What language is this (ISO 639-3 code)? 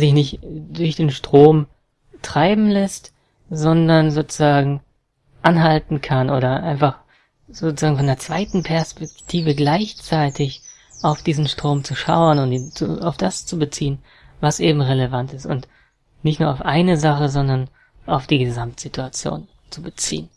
deu